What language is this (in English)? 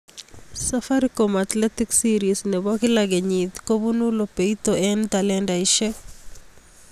Kalenjin